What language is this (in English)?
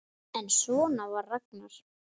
Icelandic